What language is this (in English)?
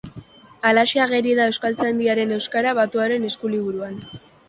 Basque